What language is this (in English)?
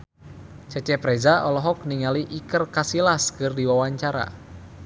Sundanese